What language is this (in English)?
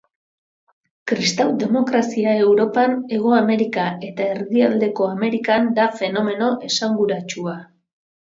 Basque